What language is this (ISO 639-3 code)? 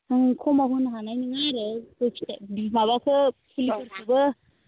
brx